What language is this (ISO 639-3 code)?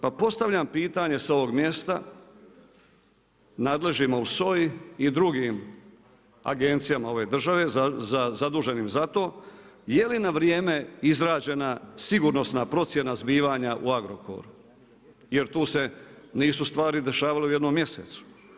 hrv